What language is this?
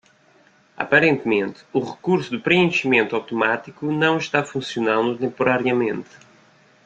Portuguese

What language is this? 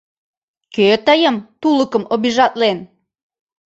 Mari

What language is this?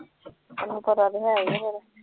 Punjabi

